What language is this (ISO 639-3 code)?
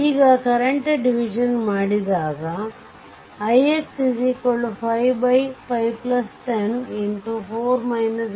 kan